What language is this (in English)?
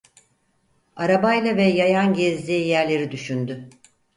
Turkish